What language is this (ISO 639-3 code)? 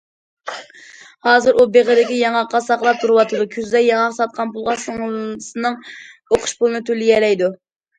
uig